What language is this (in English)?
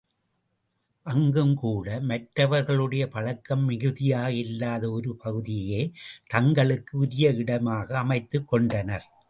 Tamil